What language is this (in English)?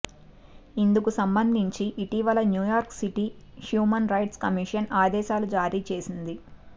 Telugu